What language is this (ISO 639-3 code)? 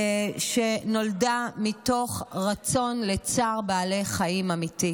heb